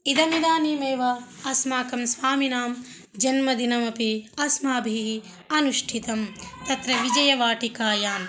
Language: Sanskrit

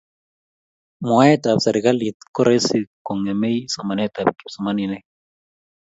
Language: Kalenjin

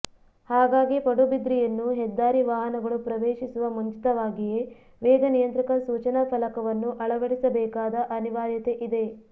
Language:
Kannada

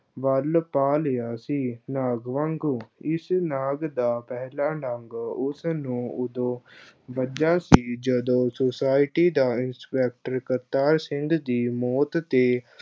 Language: Punjabi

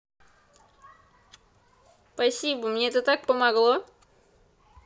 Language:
Russian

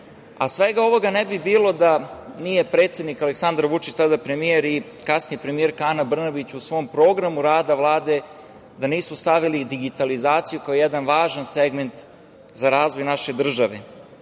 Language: Serbian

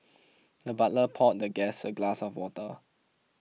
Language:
English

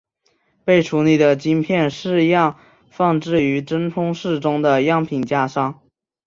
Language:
Chinese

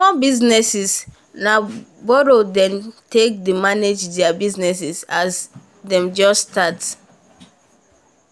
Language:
Nigerian Pidgin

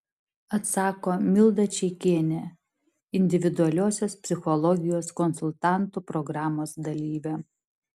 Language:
Lithuanian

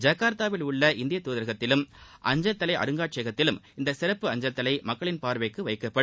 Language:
Tamil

